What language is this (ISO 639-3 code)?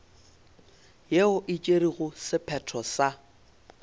nso